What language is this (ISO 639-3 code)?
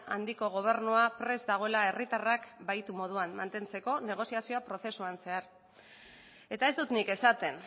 eus